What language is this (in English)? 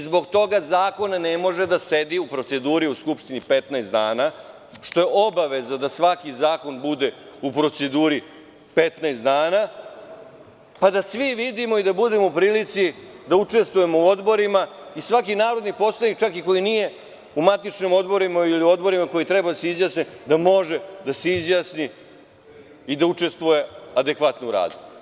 Serbian